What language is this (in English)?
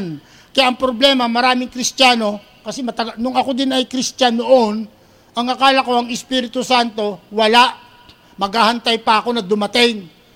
Filipino